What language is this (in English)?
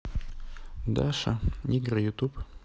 Russian